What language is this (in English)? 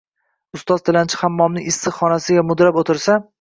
Uzbek